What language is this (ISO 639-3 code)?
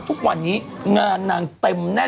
tha